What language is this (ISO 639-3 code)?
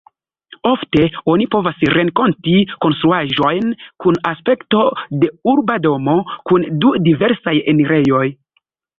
epo